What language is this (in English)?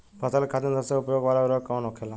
Bhojpuri